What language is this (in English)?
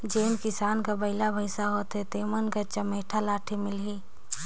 Chhattisgarhi